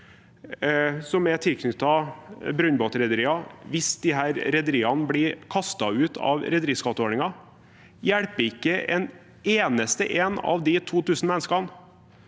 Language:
Norwegian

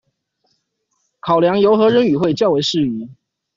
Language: Chinese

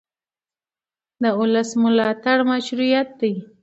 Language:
Pashto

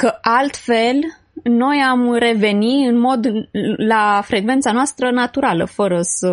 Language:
Romanian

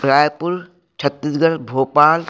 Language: Sindhi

